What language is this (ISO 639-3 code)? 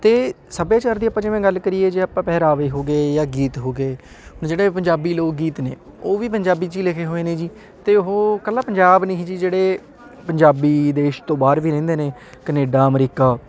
pan